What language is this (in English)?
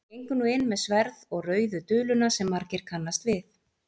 Icelandic